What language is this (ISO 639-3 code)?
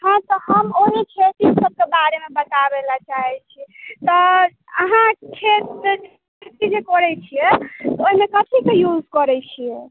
mai